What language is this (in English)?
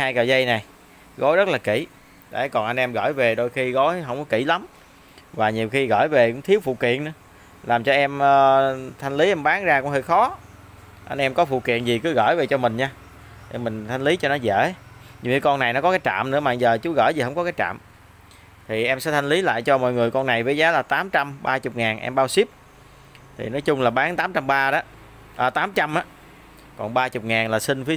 Vietnamese